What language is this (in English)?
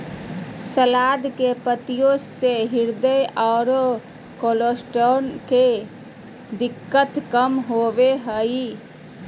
Magahi